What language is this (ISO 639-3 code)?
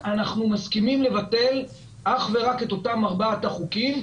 heb